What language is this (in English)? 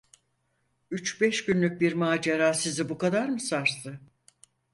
Turkish